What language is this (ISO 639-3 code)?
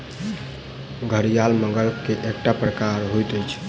mai